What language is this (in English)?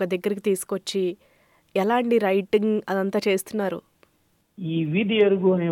Telugu